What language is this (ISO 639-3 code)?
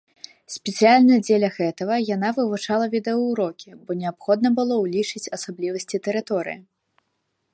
bel